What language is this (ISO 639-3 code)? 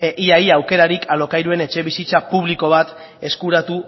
eus